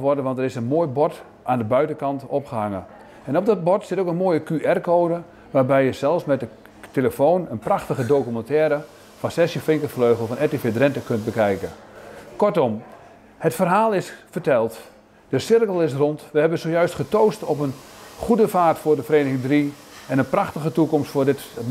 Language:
Dutch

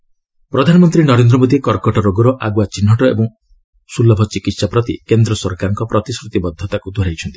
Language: Odia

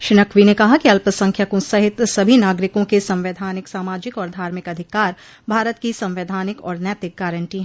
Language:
Hindi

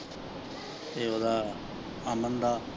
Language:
Punjabi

